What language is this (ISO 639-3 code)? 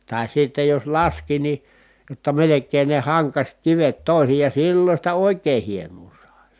fin